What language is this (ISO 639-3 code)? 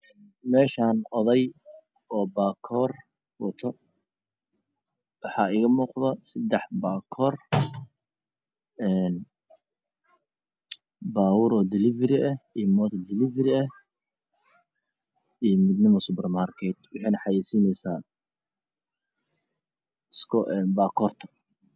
som